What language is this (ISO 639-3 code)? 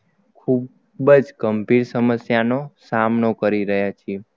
guj